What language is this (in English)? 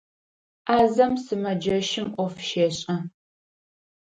Adyghe